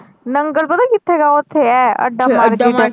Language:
Punjabi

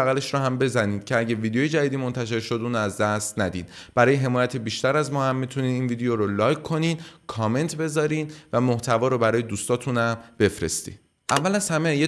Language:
Persian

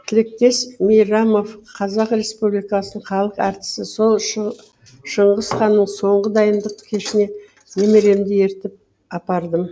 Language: Kazakh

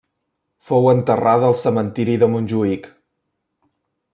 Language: Catalan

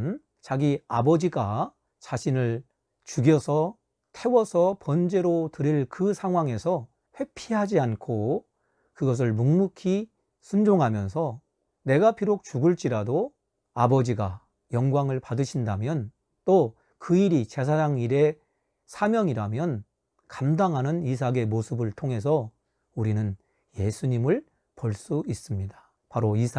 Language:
Korean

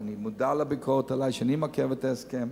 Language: Hebrew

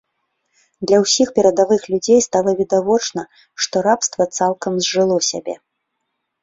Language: Belarusian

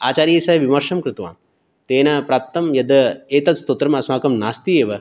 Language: Sanskrit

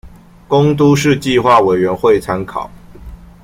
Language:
Chinese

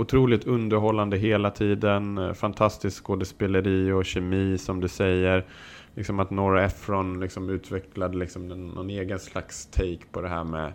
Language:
Swedish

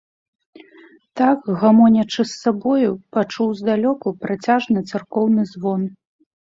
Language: Belarusian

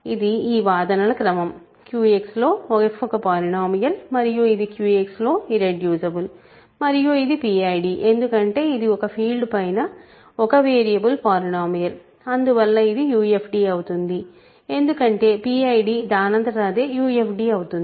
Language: Telugu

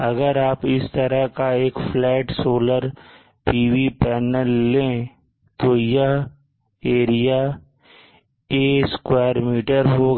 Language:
Hindi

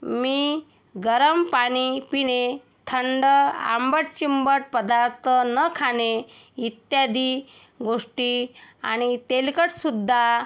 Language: Marathi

